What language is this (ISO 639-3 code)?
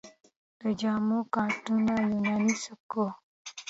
pus